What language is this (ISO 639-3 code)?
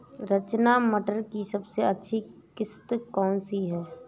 hin